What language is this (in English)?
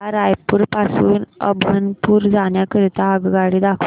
Marathi